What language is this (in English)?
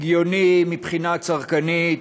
Hebrew